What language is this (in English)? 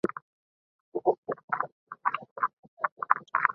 Swahili